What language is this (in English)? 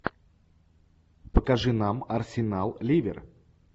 Russian